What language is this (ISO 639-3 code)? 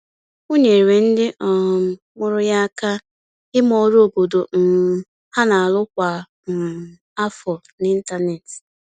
ibo